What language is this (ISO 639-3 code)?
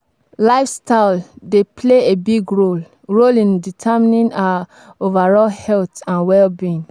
pcm